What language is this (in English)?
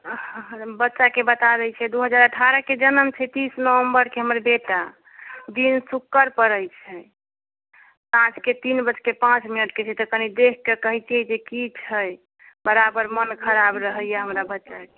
Maithili